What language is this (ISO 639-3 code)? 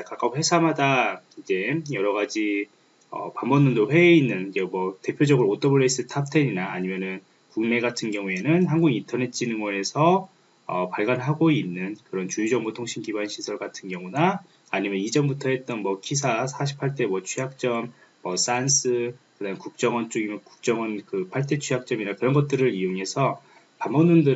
kor